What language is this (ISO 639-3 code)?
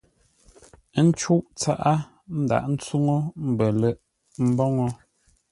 nla